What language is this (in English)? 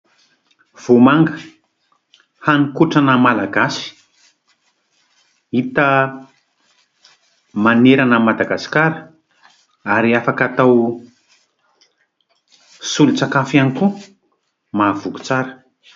Malagasy